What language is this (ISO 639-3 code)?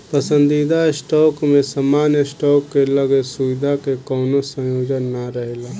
bho